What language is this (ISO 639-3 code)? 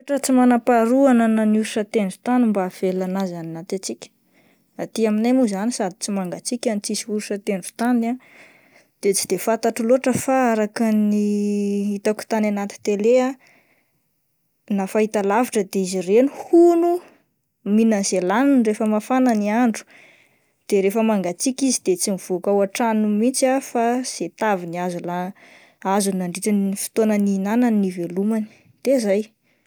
mlg